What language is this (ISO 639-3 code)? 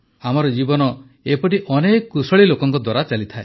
ori